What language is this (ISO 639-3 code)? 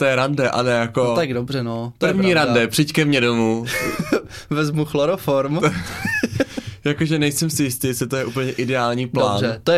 ces